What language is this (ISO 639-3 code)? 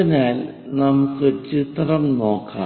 mal